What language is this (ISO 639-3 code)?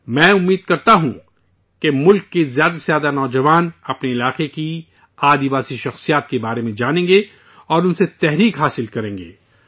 urd